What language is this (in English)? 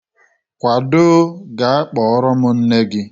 Igbo